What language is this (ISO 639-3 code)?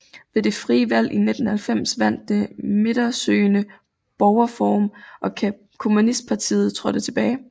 dan